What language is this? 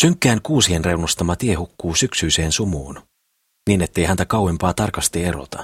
Finnish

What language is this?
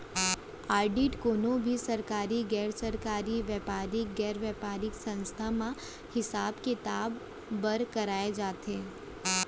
Chhattisgarhi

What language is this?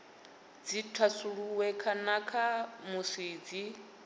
Venda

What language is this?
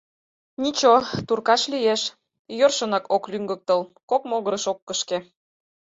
Mari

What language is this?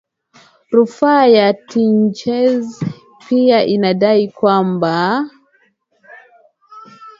Swahili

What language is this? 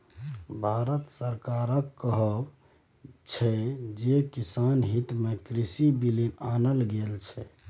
Maithili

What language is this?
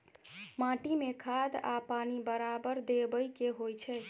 Maithili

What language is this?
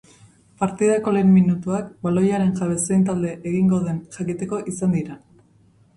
Basque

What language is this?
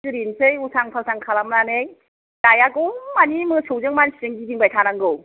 Bodo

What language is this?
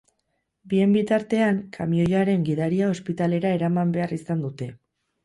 Basque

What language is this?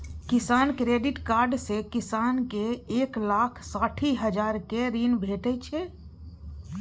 Maithili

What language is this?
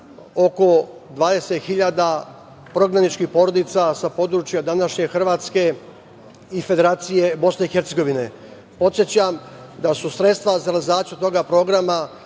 Serbian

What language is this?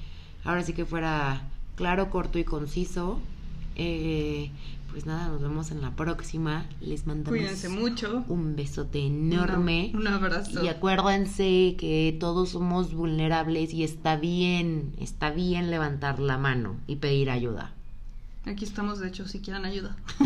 Spanish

